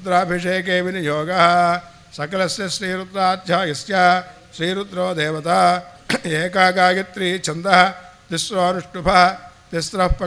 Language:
Arabic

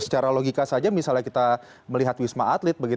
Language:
Indonesian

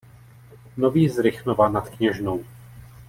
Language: Czech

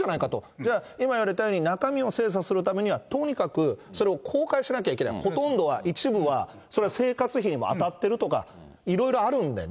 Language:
Japanese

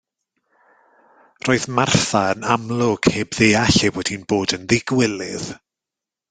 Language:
Welsh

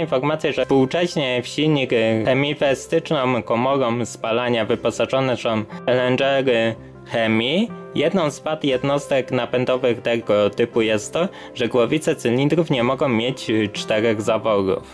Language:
Polish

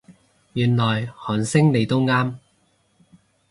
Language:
Cantonese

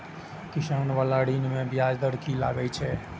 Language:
Maithili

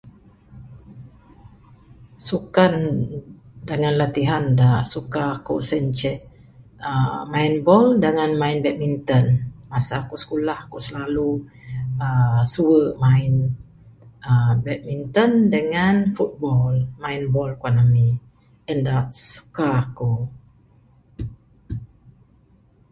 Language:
Bukar-Sadung Bidayuh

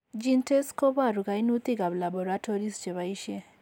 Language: Kalenjin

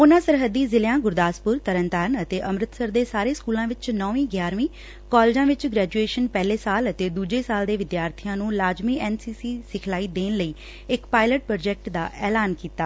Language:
Punjabi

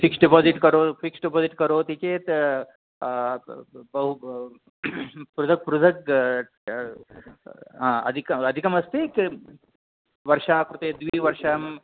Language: Sanskrit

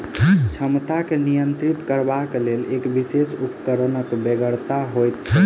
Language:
Maithili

